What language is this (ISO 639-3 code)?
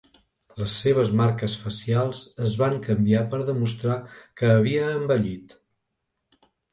cat